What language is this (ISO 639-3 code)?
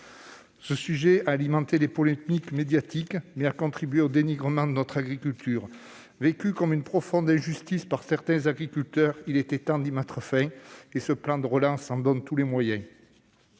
fra